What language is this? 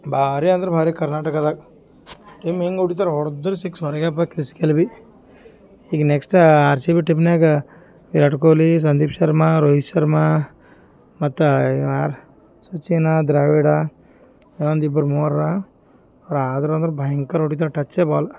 Kannada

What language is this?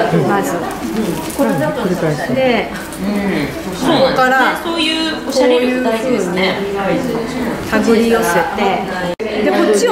Japanese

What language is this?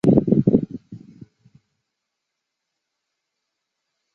Chinese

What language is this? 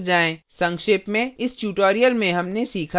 Hindi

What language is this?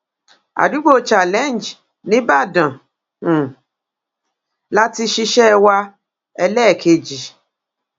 Yoruba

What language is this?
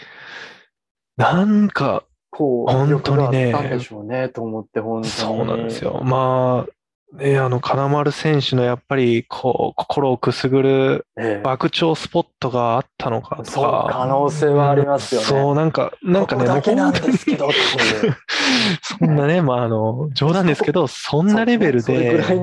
Japanese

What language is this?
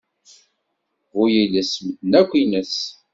Kabyle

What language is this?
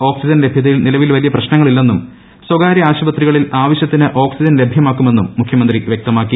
Malayalam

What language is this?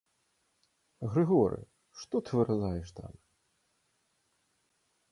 Belarusian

